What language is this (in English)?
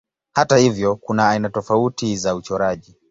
Swahili